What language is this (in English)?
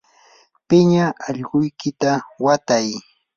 Yanahuanca Pasco Quechua